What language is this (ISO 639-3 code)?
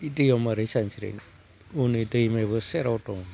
brx